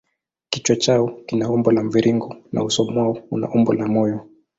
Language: Swahili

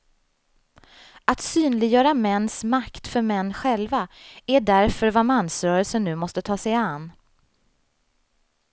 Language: Swedish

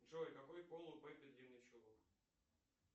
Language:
Russian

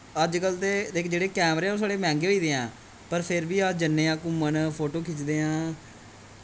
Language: Dogri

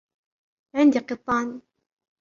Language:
Arabic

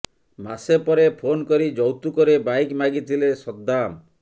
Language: Odia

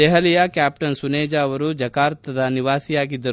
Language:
Kannada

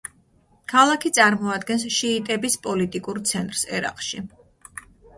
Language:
Georgian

